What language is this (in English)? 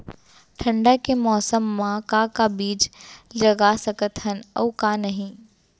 Chhattisgarhi